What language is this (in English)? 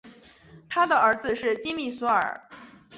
Chinese